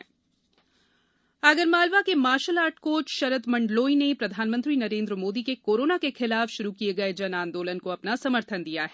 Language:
Hindi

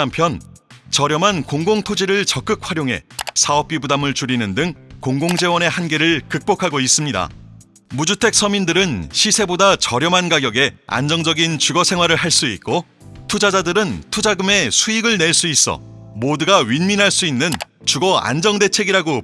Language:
Korean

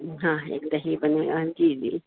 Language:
Urdu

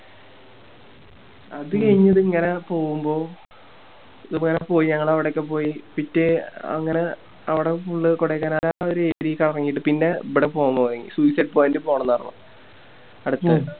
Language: Malayalam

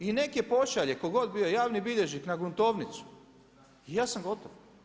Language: Croatian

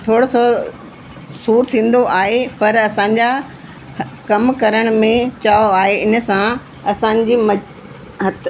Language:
Sindhi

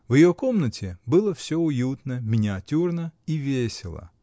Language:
Russian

